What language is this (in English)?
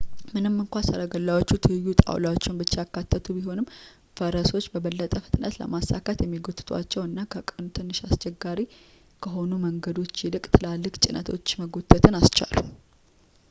Amharic